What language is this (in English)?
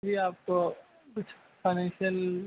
Urdu